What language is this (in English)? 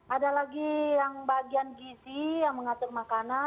Indonesian